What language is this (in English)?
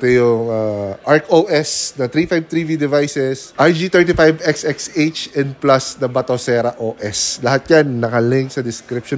Filipino